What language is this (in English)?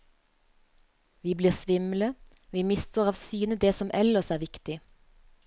Norwegian